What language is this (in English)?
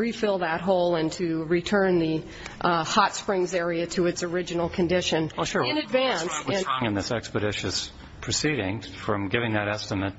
English